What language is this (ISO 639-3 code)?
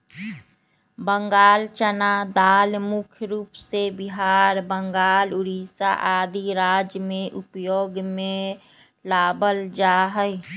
mag